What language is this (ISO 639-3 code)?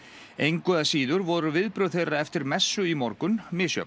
isl